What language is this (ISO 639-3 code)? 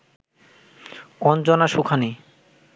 ben